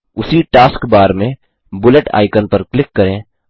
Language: Hindi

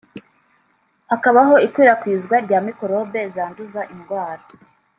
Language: Kinyarwanda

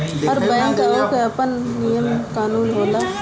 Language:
Bhojpuri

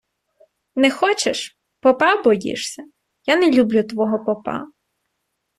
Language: Ukrainian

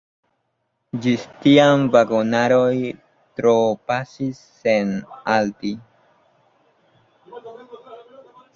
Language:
Esperanto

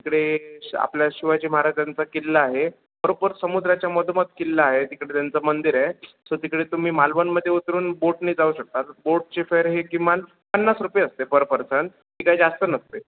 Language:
Marathi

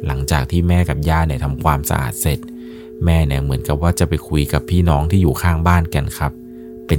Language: Thai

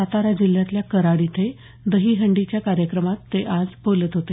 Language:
Marathi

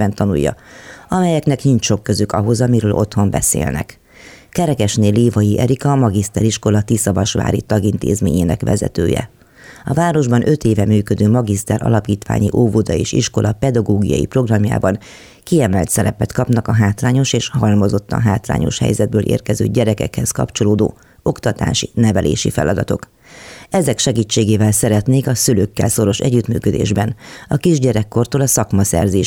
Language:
Hungarian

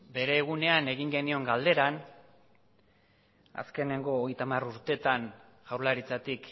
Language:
Basque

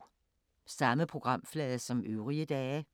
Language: Danish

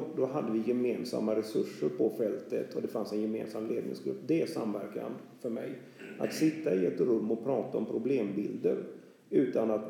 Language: Swedish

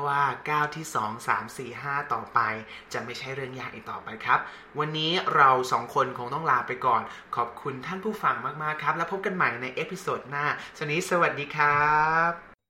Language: Thai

